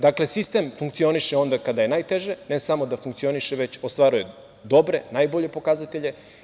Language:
Serbian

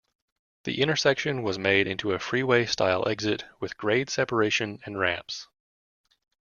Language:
English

